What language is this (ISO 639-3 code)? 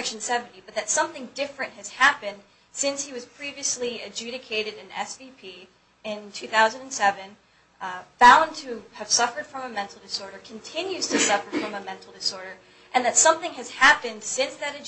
eng